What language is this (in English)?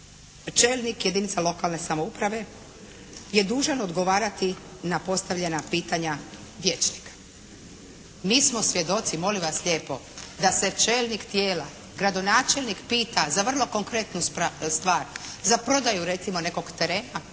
Croatian